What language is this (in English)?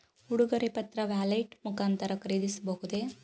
Kannada